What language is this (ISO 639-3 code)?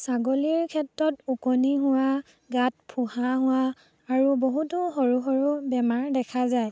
asm